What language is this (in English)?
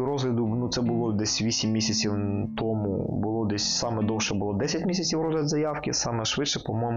Ukrainian